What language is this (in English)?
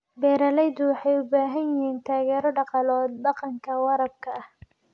Somali